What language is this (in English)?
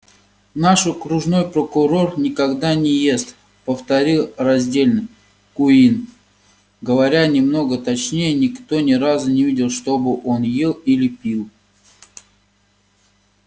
Russian